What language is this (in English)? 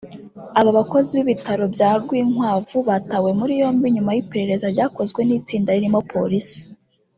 Kinyarwanda